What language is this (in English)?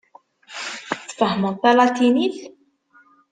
Kabyle